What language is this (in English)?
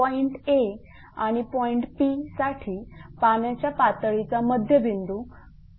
Marathi